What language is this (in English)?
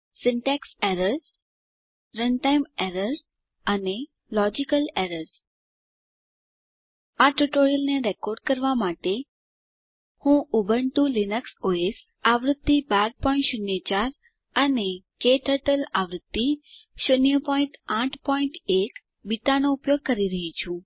Gujarati